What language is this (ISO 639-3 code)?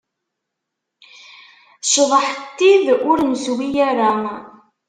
kab